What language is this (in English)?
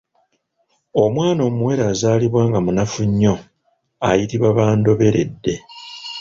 Ganda